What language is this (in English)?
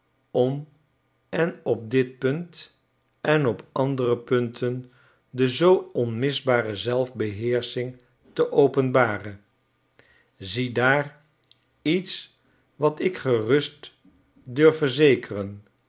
Dutch